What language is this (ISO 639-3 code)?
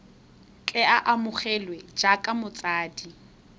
tsn